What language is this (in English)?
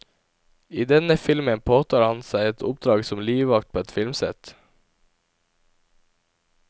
Norwegian